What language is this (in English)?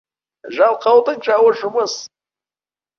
Kazakh